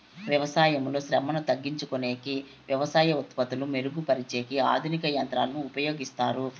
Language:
Telugu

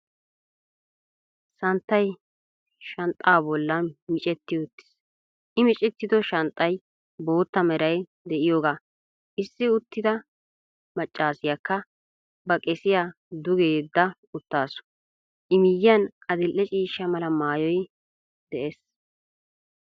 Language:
Wolaytta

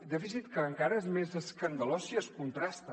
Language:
Catalan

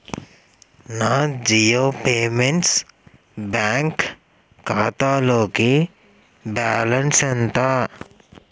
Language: Telugu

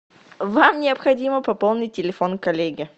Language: Russian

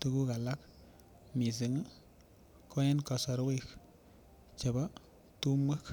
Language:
Kalenjin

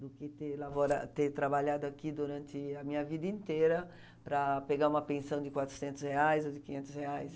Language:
Portuguese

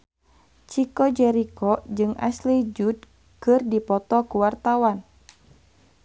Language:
Sundanese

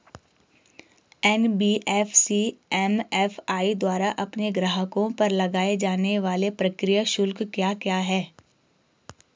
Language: Hindi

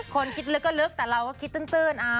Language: Thai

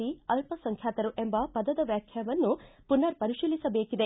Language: Kannada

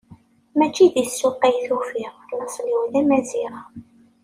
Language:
Kabyle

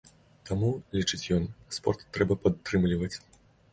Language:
Belarusian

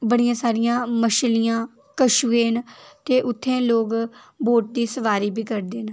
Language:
Dogri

